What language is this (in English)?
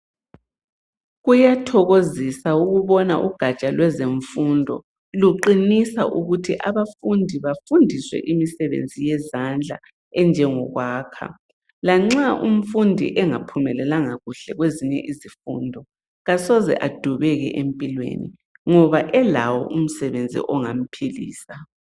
North Ndebele